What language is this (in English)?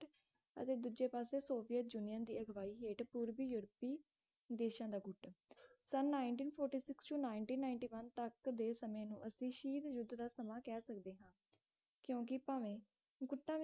Punjabi